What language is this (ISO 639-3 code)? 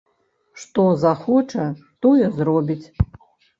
bel